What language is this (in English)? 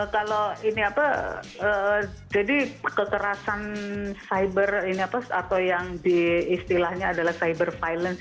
Indonesian